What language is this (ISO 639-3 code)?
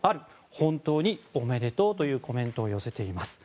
jpn